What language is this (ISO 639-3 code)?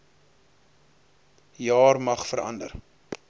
afr